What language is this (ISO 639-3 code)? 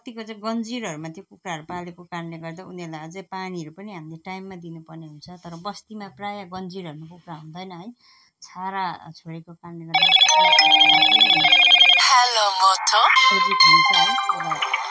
nep